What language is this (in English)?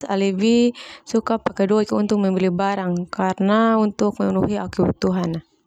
Termanu